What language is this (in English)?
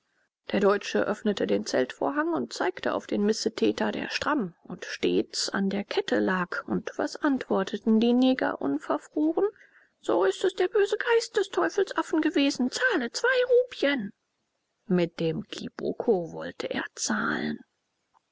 German